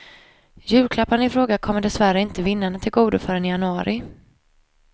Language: Swedish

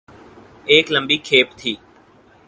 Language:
Urdu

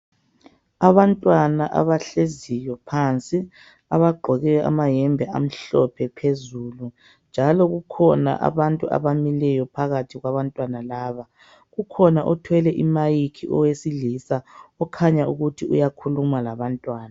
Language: North Ndebele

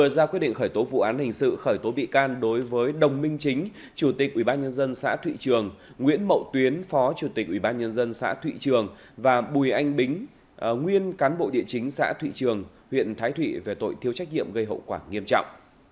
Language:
Vietnamese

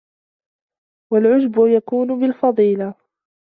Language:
Arabic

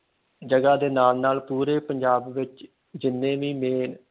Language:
Punjabi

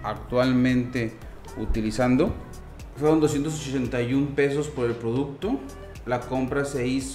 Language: Spanish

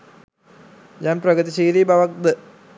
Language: Sinhala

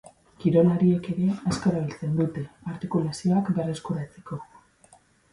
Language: Basque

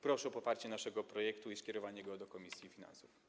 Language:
Polish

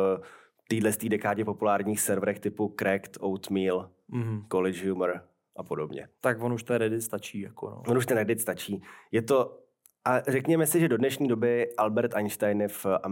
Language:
Czech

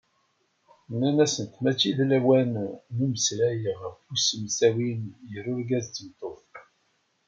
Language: Kabyle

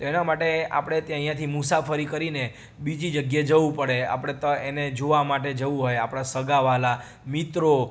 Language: Gujarati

